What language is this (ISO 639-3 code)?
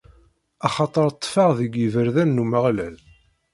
kab